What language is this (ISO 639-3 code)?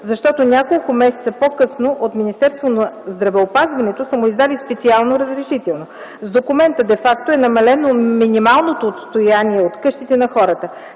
bul